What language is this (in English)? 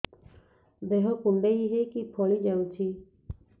Odia